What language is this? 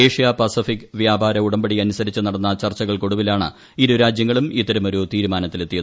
Malayalam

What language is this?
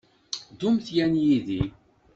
Kabyle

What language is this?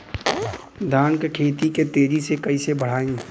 Bhojpuri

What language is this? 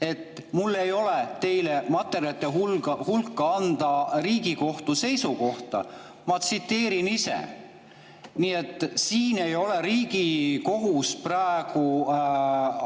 Estonian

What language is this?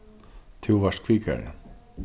Faroese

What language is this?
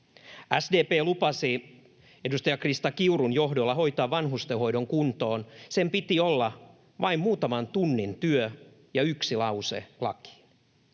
Finnish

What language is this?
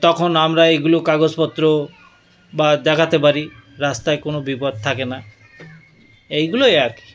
Bangla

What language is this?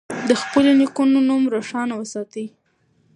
Pashto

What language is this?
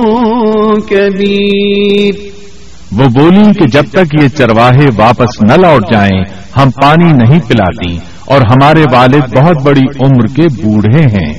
Urdu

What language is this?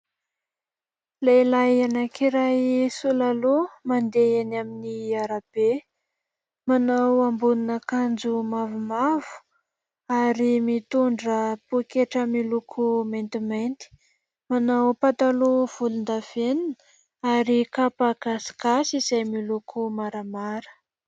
Malagasy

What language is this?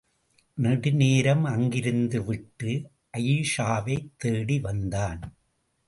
Tamil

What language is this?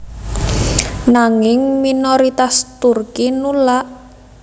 Javanese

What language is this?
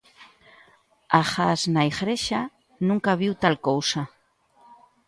Galician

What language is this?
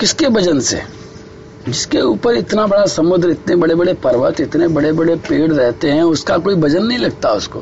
Hindi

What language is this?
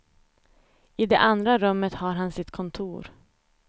Swedish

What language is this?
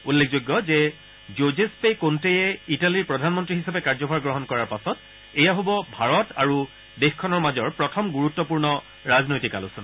Assamese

